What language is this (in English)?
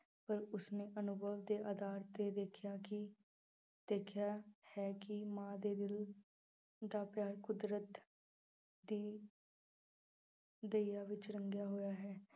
Punjabi